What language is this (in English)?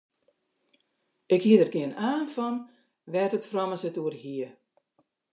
Western Frisian